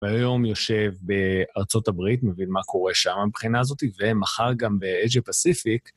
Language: Hebrew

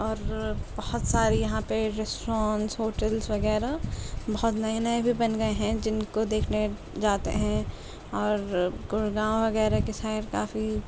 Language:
Urdu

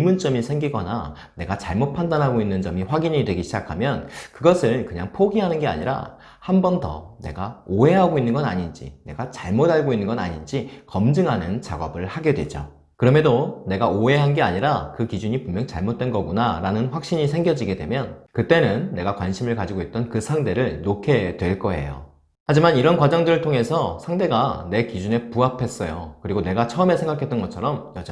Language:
Korean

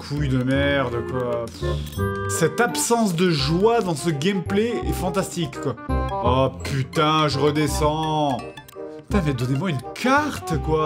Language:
French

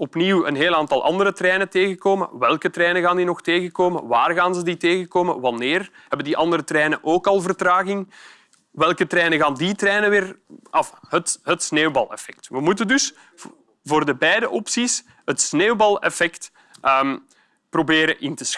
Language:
Dutch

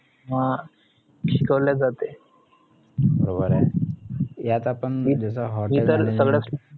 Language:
Marathi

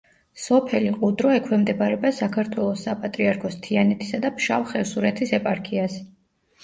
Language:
Georgian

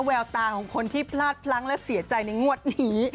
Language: Thai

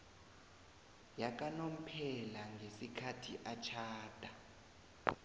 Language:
South Ndebele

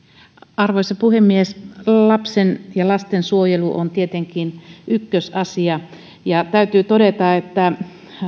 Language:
Finnish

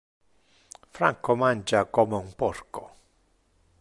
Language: Interlingua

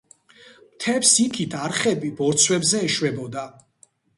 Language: Georgian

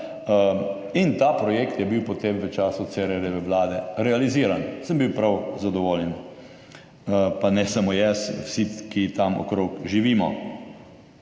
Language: Slovenian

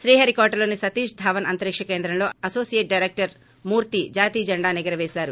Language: Telugu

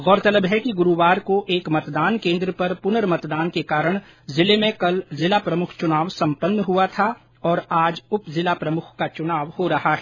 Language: Hindi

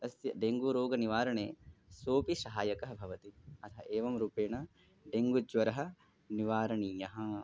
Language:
Sanskrit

